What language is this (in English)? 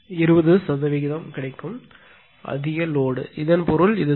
Tamil